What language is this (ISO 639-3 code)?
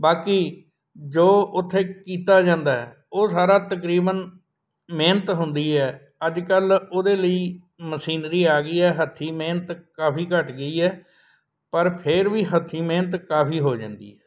pan